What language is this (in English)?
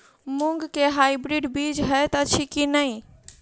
Maithili